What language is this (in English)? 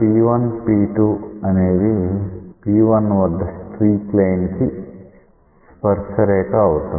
Telugu